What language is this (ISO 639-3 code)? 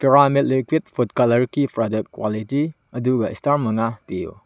mni